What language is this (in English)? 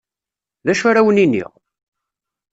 Kabyle